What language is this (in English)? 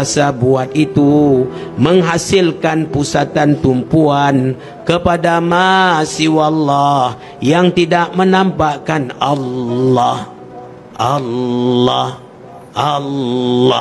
Malay